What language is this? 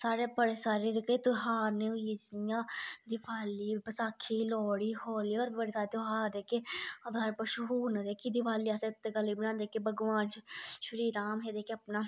Dogri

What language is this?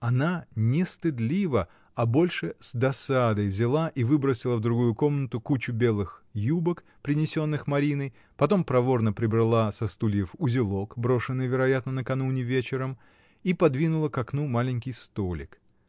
Russian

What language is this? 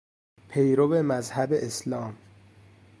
Persian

